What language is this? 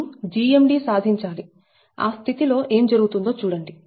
Telugu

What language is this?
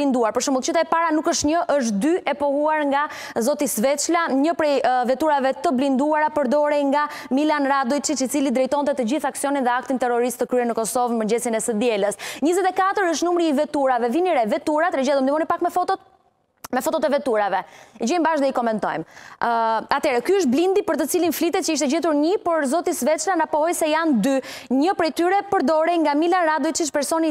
Romanian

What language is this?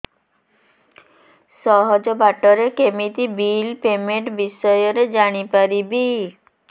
Odia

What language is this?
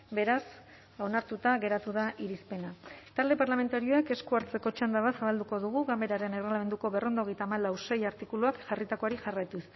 Basque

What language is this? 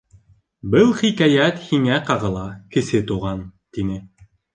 Bashkir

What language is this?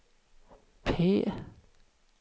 Swedish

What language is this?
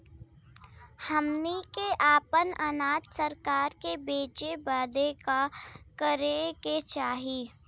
Bhojpuri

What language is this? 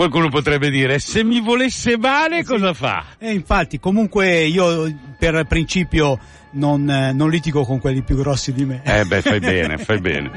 Italian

